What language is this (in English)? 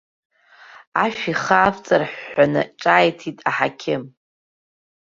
Abkhazian